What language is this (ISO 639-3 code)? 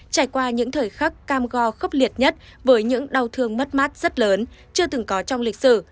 vie